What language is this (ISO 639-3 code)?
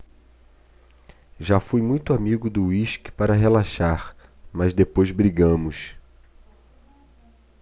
por